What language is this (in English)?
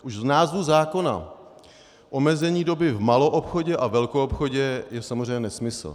Czech